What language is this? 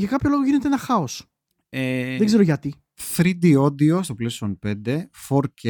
Greek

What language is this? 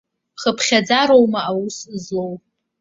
Abkhazian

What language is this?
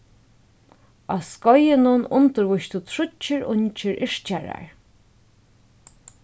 Faroese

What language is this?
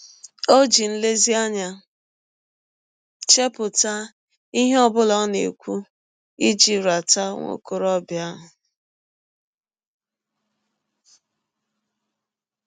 Igbo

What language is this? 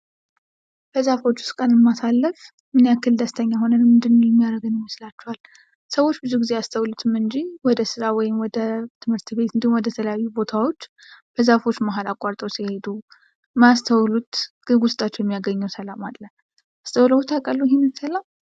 Amharic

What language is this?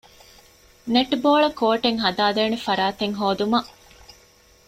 Divehi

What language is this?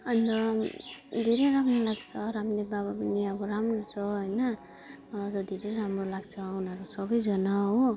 Nepali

